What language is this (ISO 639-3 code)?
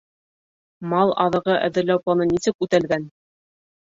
bak